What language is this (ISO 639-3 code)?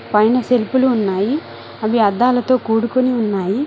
tel